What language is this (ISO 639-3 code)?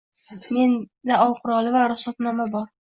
uzb